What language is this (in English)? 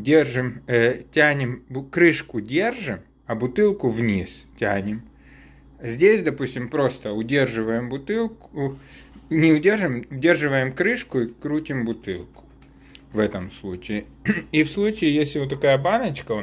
Russian